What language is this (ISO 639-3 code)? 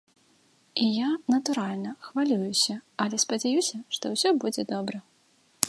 bel